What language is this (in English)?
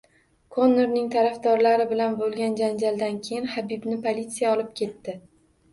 Uzbek